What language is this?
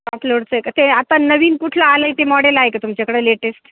Marathi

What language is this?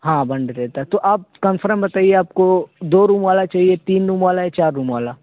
Urdu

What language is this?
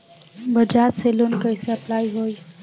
Bhojpuri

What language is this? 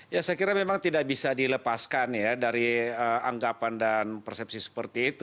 Indonesian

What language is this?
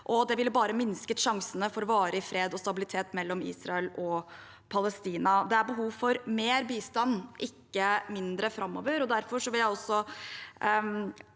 Norwegian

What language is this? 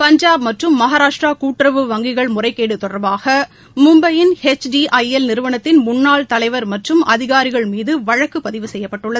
Tamil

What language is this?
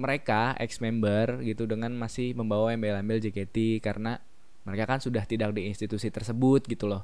Indonesian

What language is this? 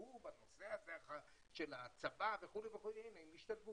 Hebrew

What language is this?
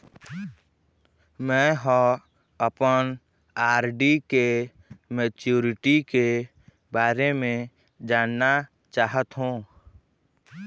Chhattisgarhi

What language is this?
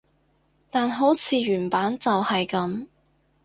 Cantonese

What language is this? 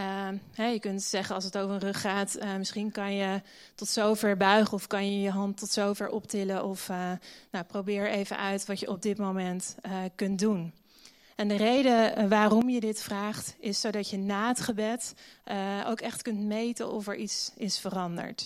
Dutch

